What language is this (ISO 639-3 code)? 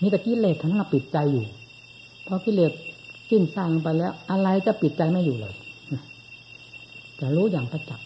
tha